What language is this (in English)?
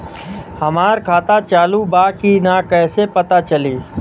Bhojpuri